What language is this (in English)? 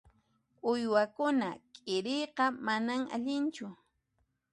Puno Quechua